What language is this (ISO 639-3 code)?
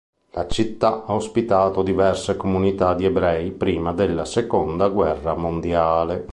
ita